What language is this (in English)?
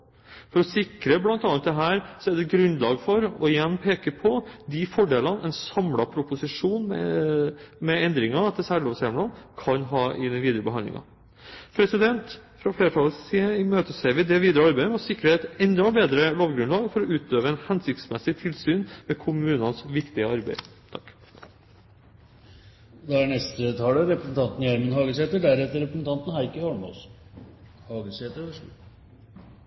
Norwegian